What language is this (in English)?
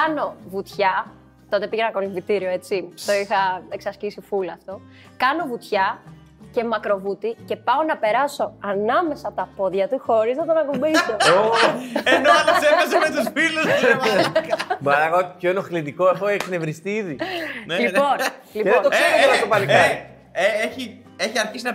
Greek